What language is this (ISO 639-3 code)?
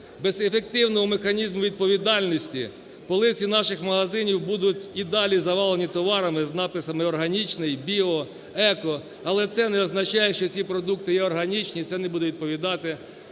ukr